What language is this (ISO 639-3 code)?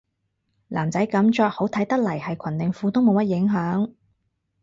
yue